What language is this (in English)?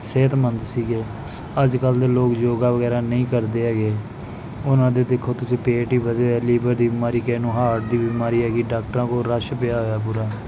Punjabi